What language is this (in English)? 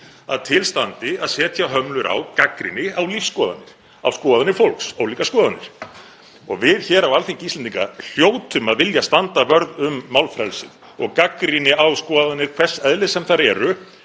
Icelandic